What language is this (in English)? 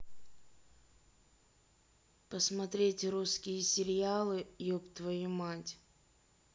Russian